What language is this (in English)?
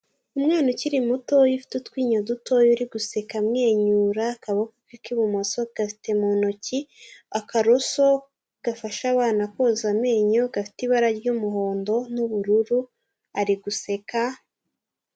Kinyarwanda